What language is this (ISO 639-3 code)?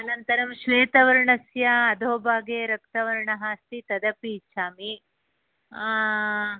san